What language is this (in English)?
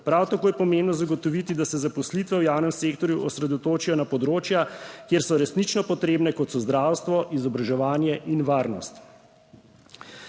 Slovenian